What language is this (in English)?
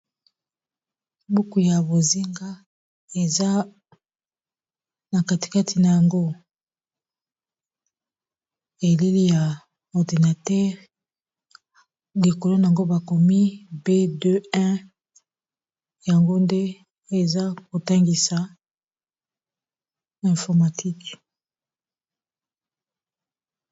Lingala